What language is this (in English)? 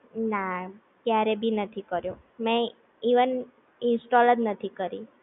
Gujarati